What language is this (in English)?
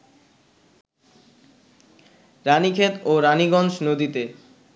Bangla